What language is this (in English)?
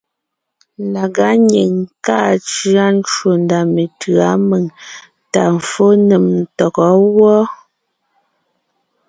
Ngiemboon